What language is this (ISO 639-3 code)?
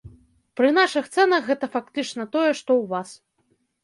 bel